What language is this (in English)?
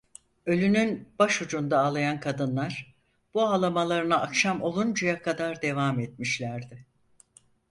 Turkish